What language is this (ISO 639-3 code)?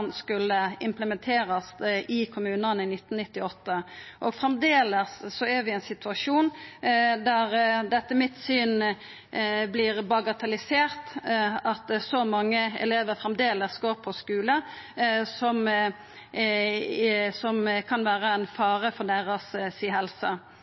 nno